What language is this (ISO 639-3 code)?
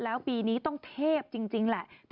tha